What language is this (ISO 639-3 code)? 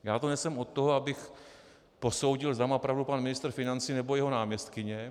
ces